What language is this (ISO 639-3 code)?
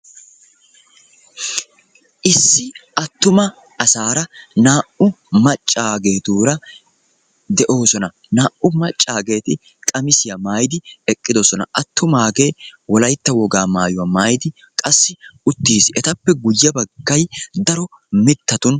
wal